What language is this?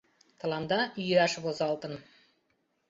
Mari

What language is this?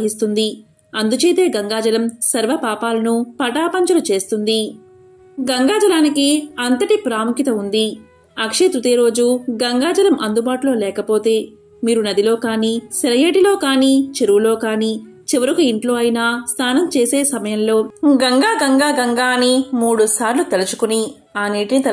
Telugu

